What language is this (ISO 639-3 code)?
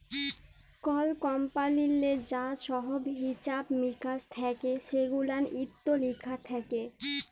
ben